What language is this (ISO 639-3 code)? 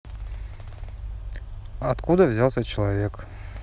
rus